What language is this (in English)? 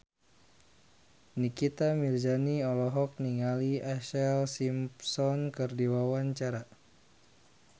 Sundanese